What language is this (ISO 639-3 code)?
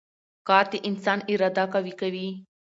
pus